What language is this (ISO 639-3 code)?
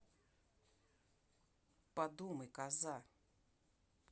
rus